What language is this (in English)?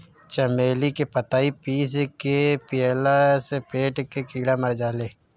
Bhojpuri